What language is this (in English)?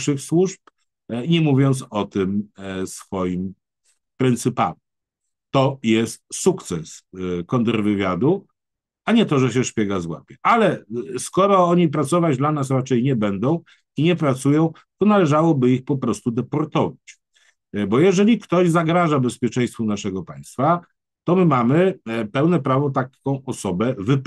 Polish